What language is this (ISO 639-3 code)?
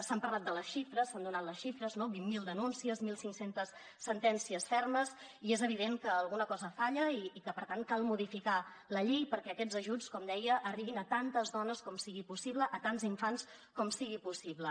cat